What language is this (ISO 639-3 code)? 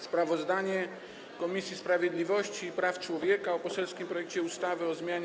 pol